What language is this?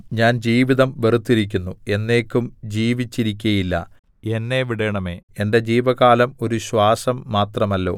Malayalam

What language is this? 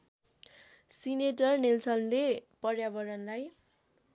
Nepali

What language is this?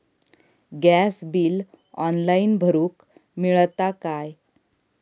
Marathi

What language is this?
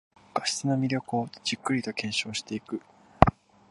Japanese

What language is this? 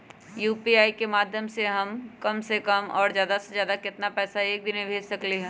Magahi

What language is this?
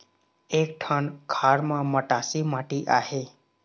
Chhattisgarhi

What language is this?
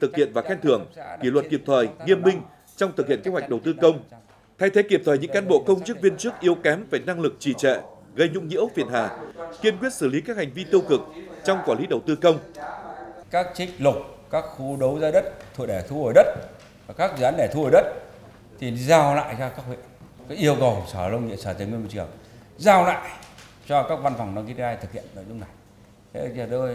Vietnamese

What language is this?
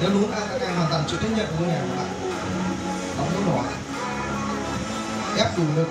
Vietnamese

